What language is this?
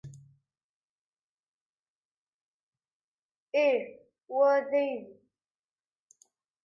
Kabyle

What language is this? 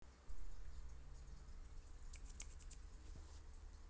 Russian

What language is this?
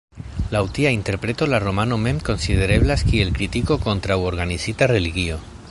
Esperanto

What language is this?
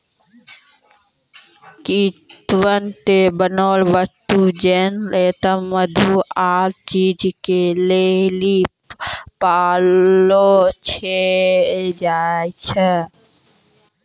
Maithili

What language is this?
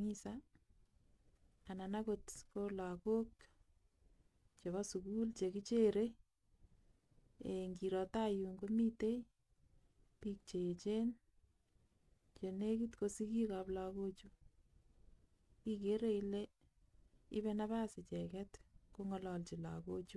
Kalenjin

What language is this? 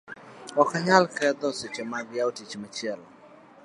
Luo (Kenya and Tanzania)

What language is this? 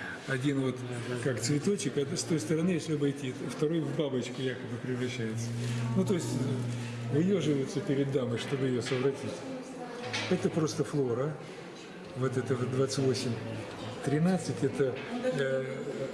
Russian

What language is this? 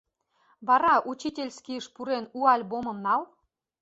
Mari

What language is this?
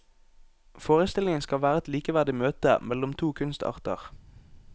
Norwegian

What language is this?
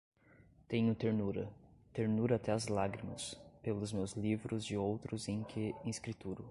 Portuguese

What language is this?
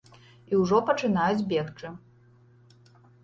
Belarusian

